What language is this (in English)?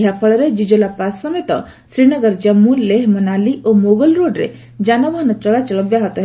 Odia